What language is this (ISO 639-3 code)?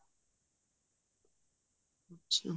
pan